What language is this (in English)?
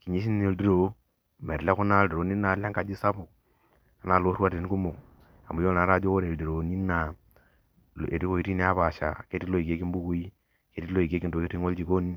Masai